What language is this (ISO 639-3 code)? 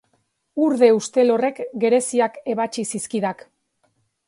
eus